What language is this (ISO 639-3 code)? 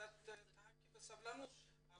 heb